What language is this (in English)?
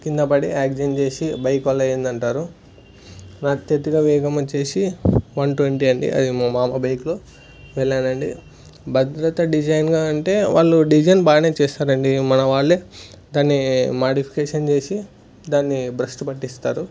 Telugu